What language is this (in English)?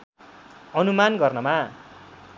Nepali